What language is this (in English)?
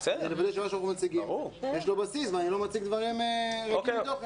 Hebrew